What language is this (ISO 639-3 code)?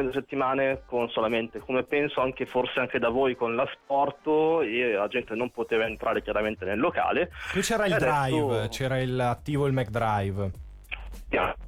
ita